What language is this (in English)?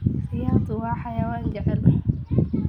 Somali